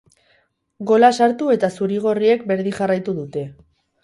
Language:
Basque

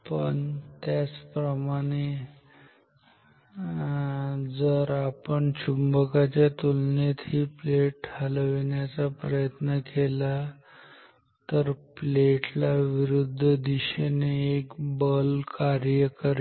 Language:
Marathi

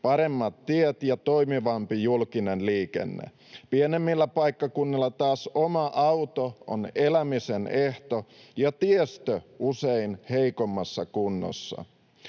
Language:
Finnish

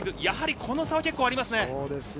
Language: Japanese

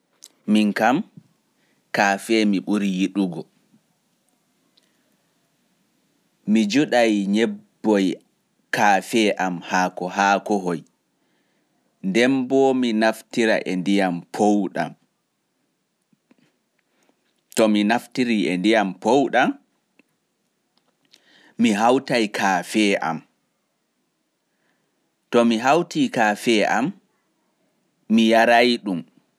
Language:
Fula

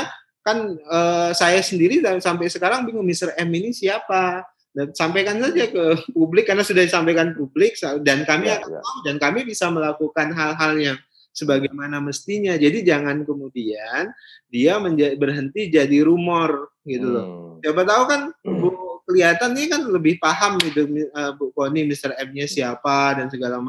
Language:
Indonesian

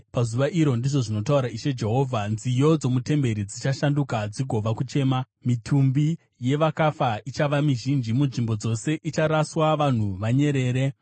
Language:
Shona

